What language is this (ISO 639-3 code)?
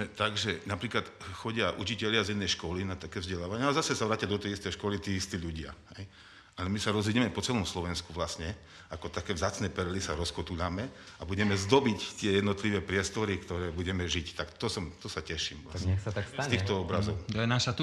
slk